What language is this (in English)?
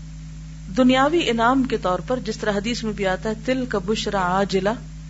Urdu